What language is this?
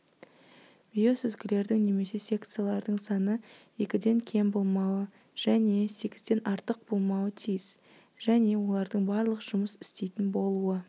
Kazakh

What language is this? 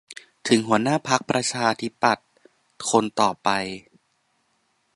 Thai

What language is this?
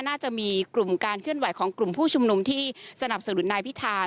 Thai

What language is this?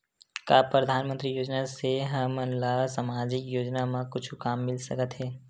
Chhattisgarhi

